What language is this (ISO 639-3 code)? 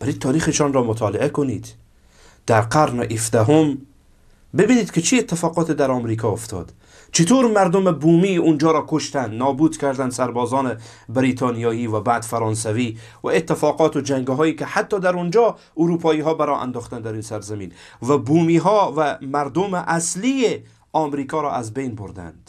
fas